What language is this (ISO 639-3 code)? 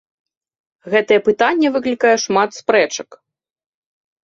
bel